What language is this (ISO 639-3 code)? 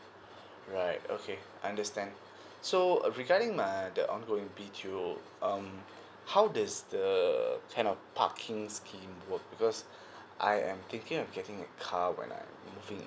eng